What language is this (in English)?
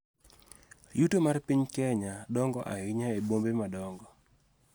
Luo (Kenya and Tanzania)